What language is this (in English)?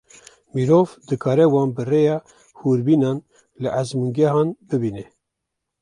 Kurdish